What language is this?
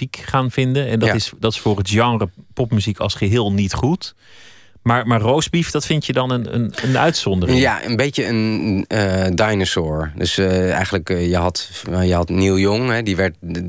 Dutch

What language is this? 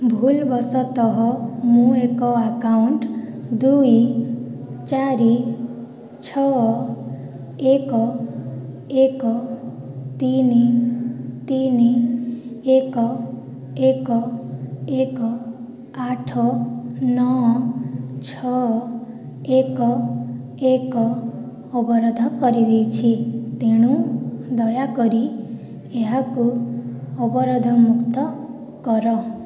Odia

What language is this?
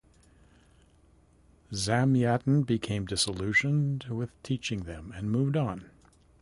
English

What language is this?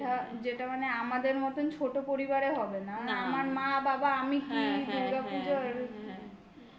Bangla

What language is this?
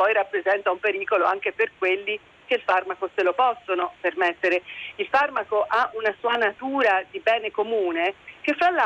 Italian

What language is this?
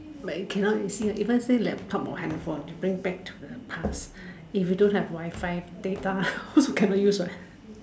English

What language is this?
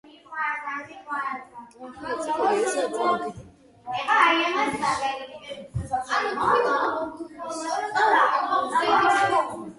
Georgian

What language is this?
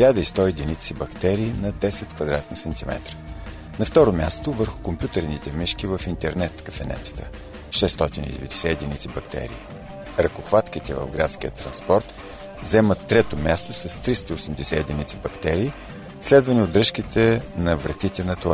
Bulgarian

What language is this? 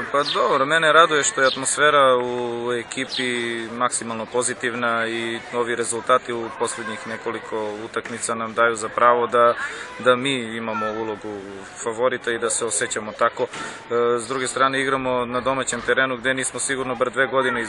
Russian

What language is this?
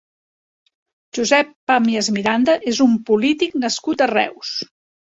Catalan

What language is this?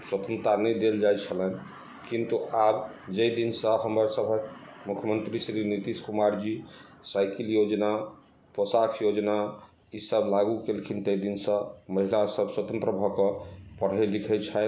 Maithili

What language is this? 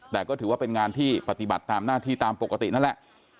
Thai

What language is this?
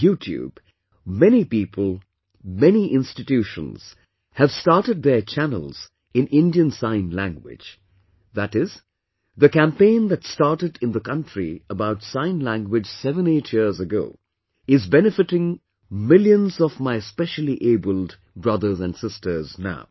English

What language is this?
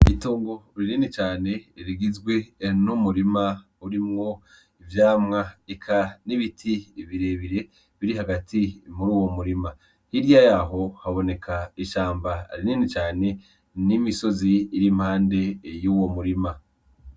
Rundi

